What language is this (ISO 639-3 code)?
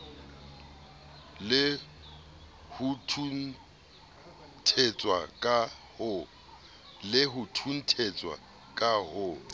sot